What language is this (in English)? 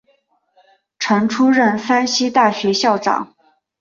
Chinese